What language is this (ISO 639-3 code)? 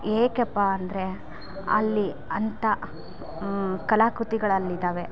kan